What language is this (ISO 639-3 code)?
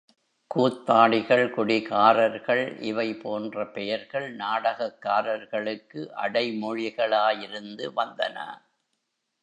tam